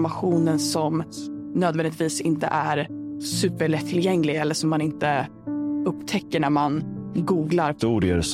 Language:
Swedish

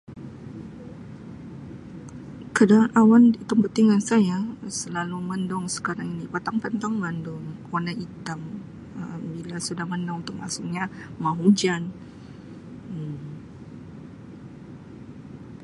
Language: Sabah Malay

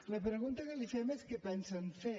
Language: Catalan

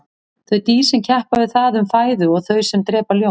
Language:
Icelandic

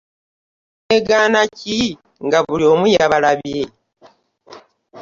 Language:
Ganda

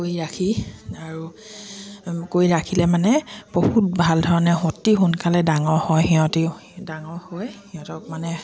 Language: Assamese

